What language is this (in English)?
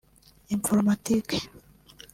Kinyarwanda